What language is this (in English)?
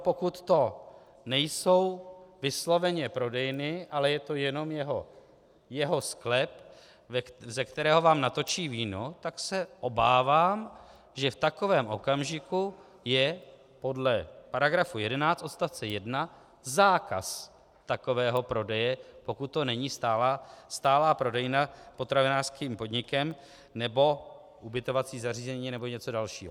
Czech